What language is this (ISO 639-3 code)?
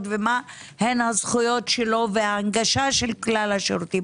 heb